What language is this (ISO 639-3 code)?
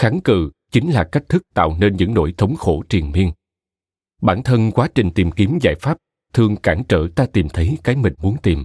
vie